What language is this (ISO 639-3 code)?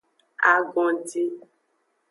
ajg